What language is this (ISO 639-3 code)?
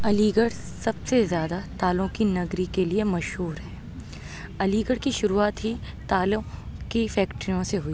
urd